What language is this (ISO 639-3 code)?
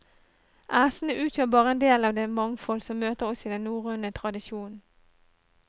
nor